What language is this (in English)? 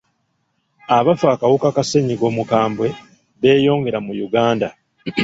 Ganda